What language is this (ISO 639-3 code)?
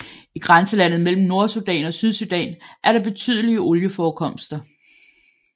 dan